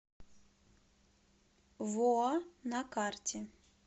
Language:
Russian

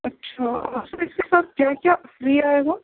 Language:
Urdu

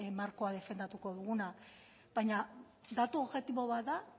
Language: Basque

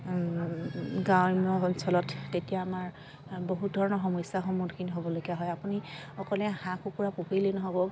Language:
Assamese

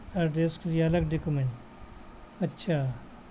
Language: Urdu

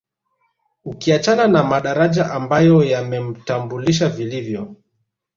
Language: Swahili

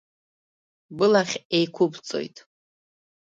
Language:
Abkhazian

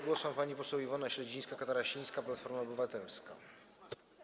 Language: Polish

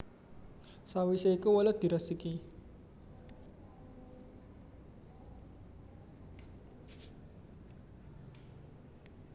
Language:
Javanese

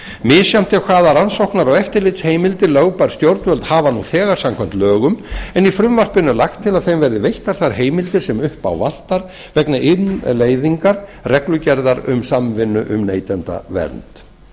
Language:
Icelandic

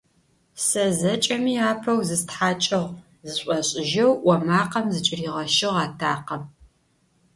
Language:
Adyghe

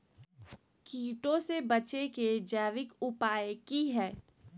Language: Magahi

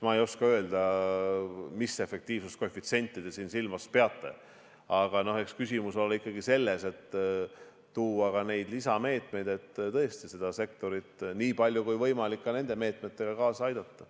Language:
Estonian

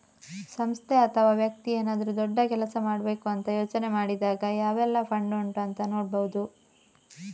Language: Kannada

